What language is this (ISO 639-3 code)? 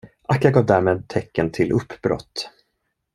swe